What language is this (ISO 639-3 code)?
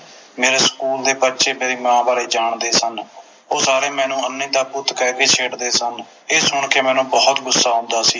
pan